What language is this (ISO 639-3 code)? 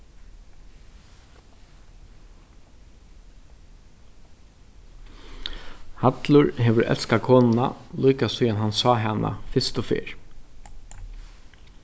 fao